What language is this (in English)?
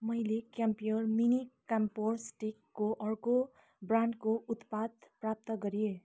Nepali